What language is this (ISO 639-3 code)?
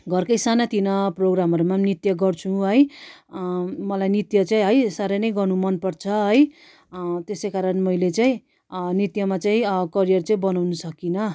nep